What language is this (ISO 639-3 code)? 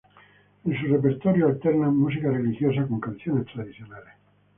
spa